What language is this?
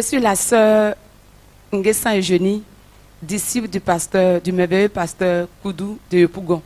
French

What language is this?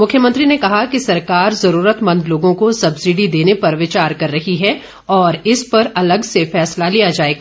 Hindi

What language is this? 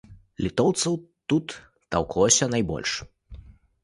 Belarusian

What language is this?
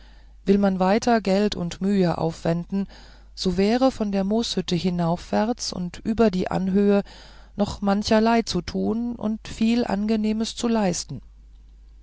German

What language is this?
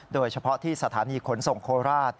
Thai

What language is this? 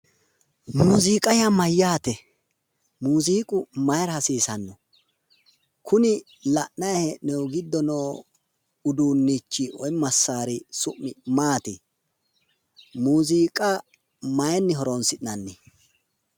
Sidamo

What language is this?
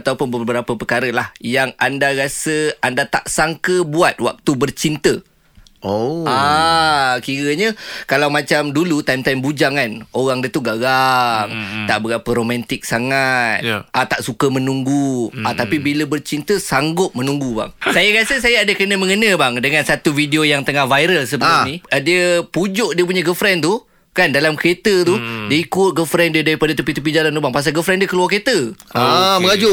Malay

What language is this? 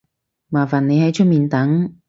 Cantonese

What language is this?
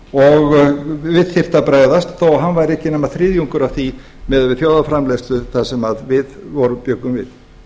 Icelandic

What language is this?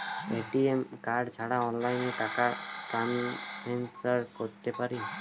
Bangla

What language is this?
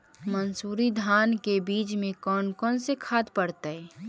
Magahi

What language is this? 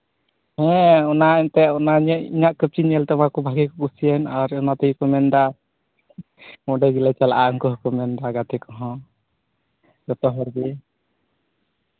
Santali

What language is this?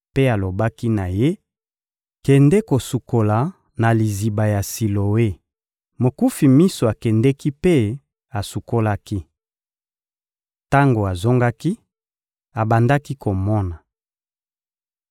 Lingala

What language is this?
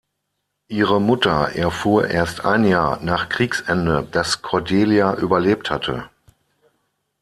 German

